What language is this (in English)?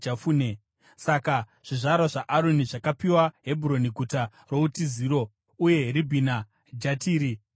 Shona